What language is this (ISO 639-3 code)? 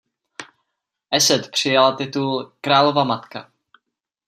ces